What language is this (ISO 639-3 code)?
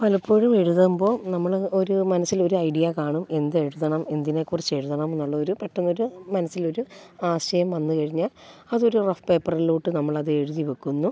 mal